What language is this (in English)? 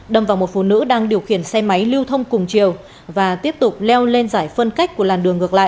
Vietnamese